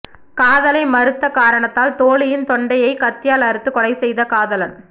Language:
Tamil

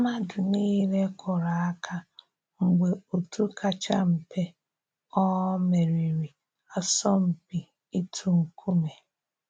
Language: Igbo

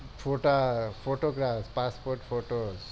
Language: Gujarati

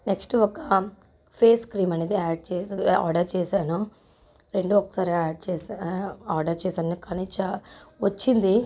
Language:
Telugu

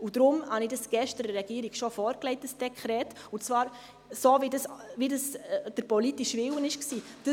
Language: Swiss German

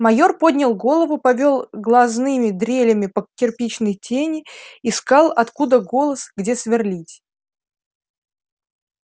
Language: Russian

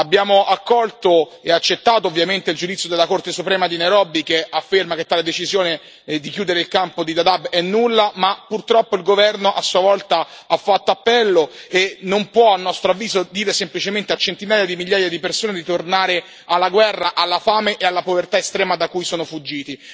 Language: Italian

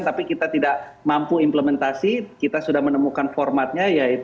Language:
Indonesian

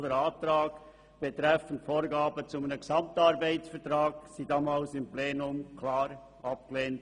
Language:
Swiss German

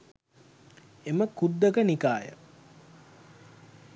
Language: Sinhala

